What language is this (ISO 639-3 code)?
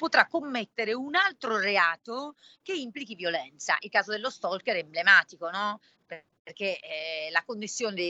ita